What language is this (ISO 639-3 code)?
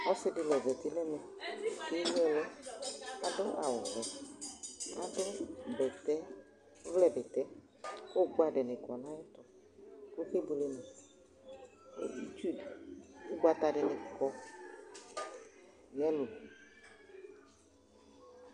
kpo